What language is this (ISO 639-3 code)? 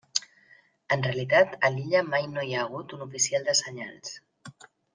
cat